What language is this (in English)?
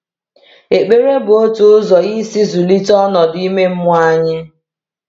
Igbo